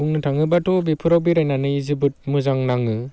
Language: Bodo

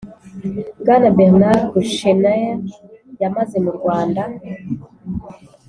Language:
Kinyarwanda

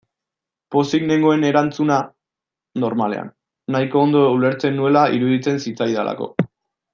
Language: Basque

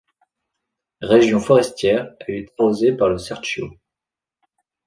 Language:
French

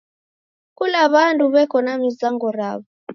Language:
Taita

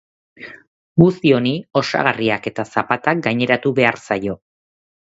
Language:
Basque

